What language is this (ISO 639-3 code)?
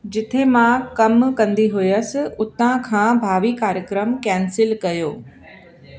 snd